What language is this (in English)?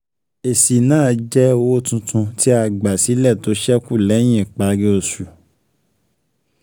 Yoruba